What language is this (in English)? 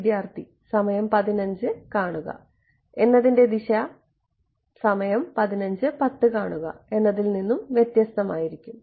Malayalam